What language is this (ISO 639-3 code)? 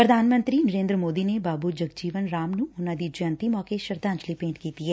pan